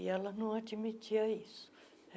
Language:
Portuguese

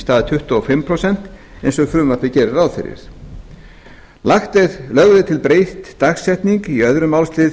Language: Icelandic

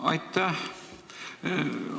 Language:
Estonian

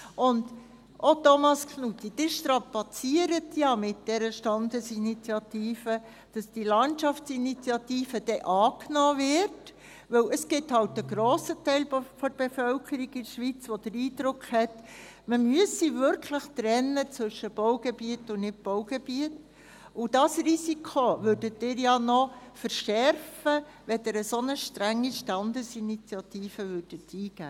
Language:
Swiss German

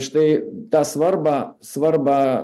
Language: Lithuanian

